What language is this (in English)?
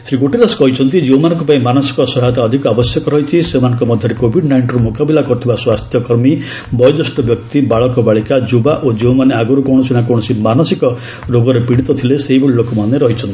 Odia